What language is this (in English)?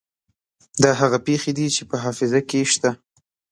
Pashto